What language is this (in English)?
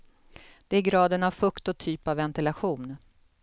Swedish